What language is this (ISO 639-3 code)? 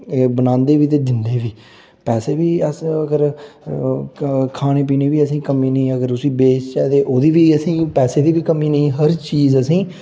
doi